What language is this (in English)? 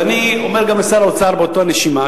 Hebrew